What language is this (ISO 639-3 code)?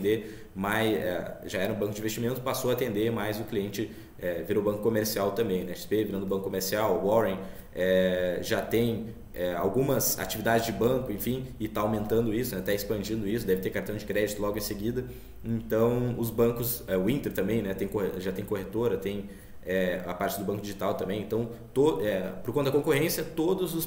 por